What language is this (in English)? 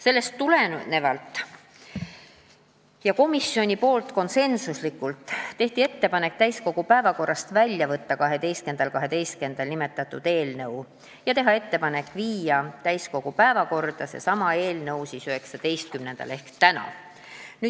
Estonian